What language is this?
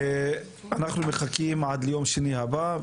Hebrew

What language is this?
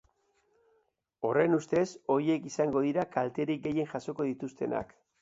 Basque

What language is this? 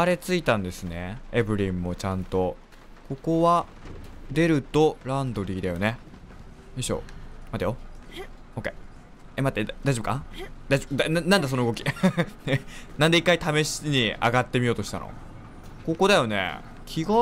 Japanese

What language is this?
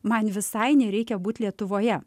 Lithuanian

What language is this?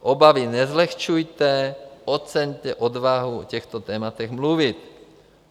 Czech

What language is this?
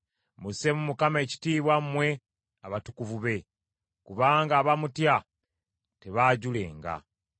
Ganda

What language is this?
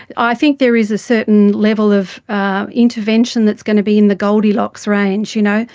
English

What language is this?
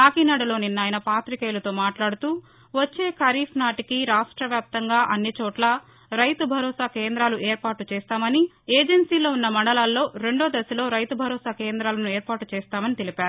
Telugu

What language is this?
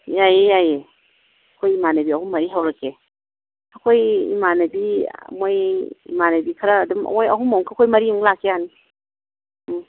Manipuri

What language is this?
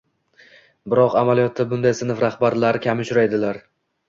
Uzbek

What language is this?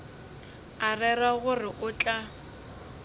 Northern Sotho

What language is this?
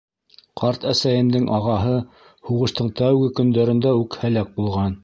Bashkir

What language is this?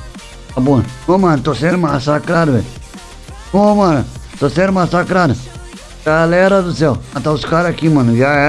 Portuguese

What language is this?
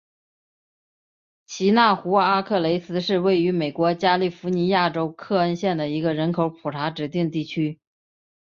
Chinese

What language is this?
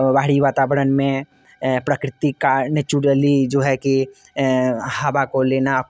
Hindi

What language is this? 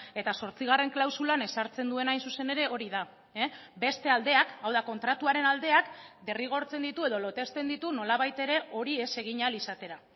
Basque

